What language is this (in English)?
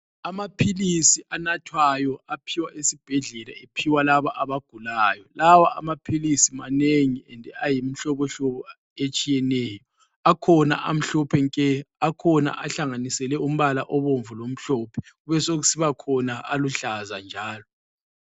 North Ndebele